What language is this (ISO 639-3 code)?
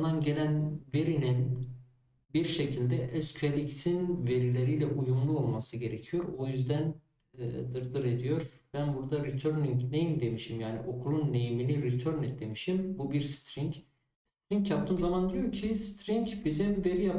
tur